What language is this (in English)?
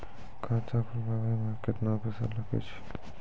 Maithili